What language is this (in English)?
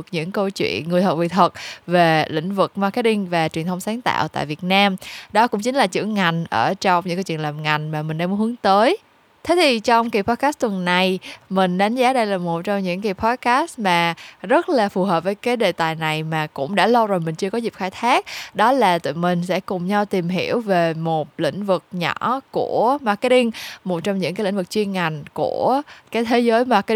Vietnamese